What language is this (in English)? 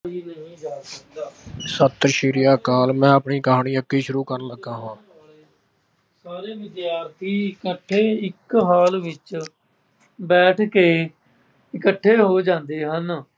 Punjabi